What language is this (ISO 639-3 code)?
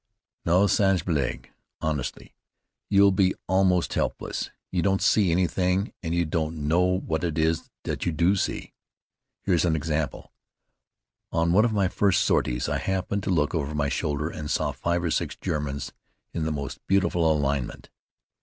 eng